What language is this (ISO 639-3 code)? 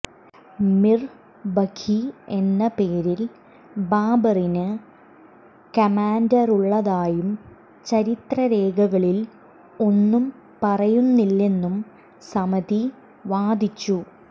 mal